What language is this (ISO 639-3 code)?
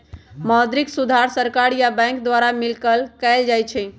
mag